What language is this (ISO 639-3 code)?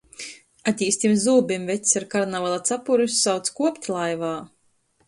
ltg